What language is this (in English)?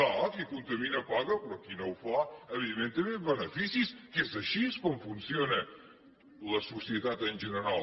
Catalan